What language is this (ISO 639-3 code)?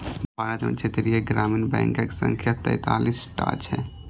mai